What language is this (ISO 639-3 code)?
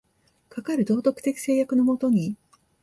jpn